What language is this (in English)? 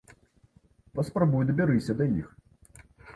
Belarusian